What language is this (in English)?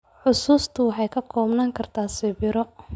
Somali